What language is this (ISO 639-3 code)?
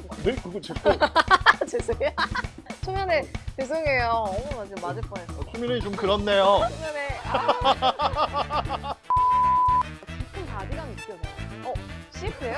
kor